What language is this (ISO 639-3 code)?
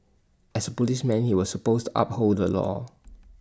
eng